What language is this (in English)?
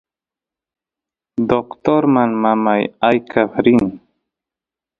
Santiago del Estero Quichua